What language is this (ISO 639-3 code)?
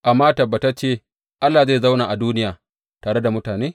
hau